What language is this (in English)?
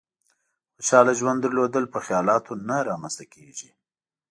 Pashto